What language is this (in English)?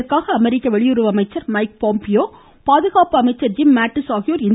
Tamil